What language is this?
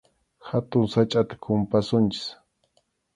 Arequipa-La Unión Quechua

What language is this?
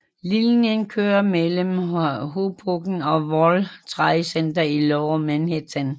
Danish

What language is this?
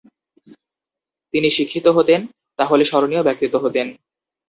Bangla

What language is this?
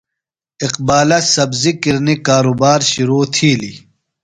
Phalura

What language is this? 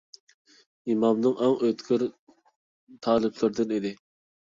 Uyghur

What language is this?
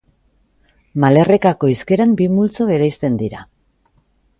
Basque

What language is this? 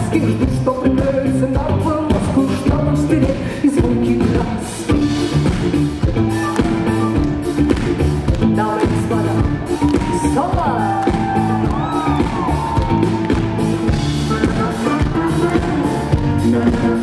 Ukrainian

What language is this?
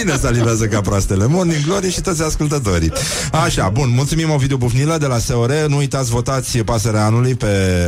Romanian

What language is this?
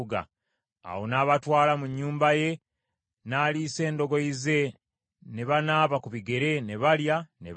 Ganda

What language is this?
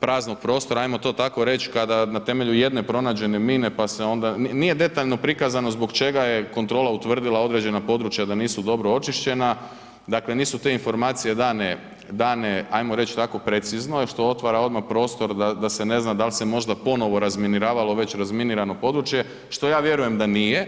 Croatian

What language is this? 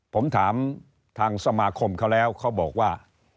Thai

